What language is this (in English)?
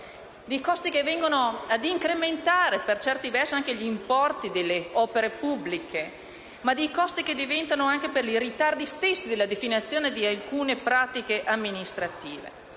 Italian